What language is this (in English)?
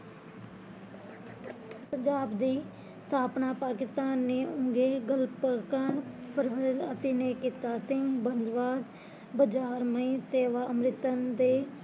Punjabi